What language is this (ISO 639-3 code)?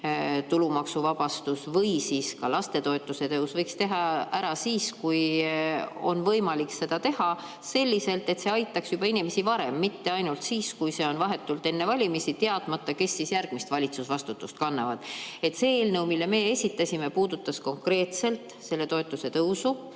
est